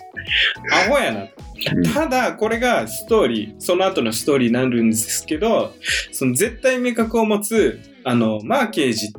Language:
Japanese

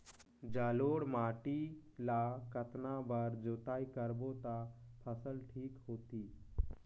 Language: Chhattisgarhi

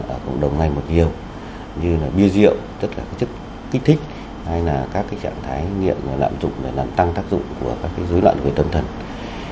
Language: Vietnamese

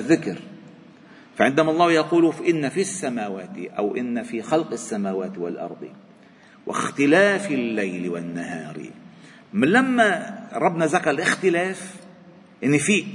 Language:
Arabic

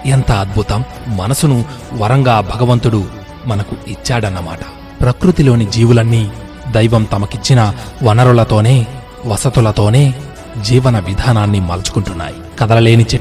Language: Telugu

